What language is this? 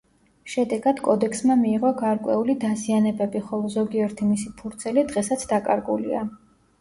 Georgian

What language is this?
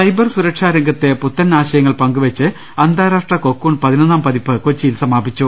Malayalam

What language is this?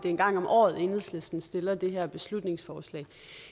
Danish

